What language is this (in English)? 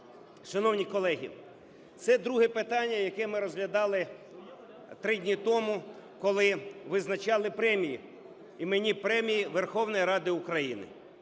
Ukrainian